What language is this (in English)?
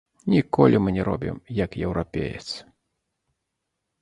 Belarusian